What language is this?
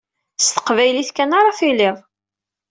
Kabyle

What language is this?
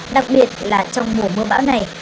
Vietnamese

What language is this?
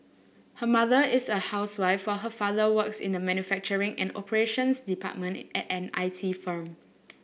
English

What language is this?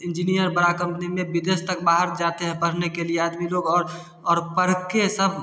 Hindi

